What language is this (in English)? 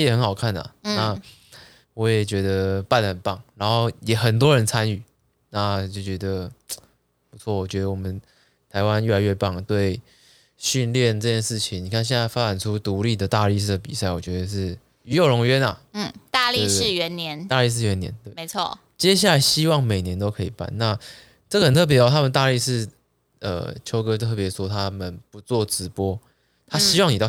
Chinese